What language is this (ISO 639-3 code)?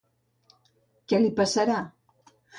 cat